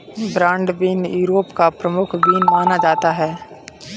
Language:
Hindi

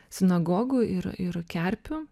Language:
Lithuanian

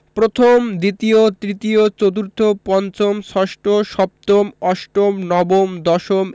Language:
Bangla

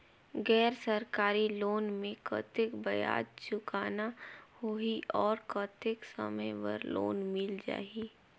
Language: Chhattisgarhi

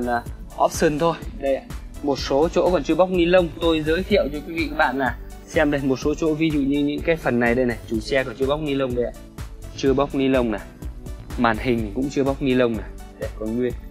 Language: Vietnamese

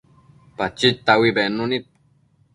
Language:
Matsés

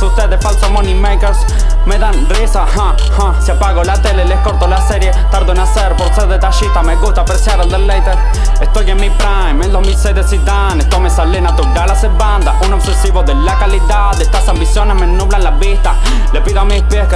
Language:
Italian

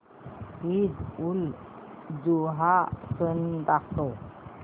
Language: Marathi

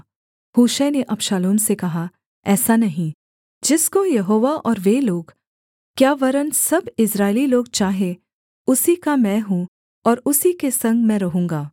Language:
Hindi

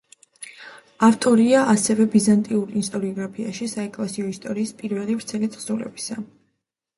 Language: Georgian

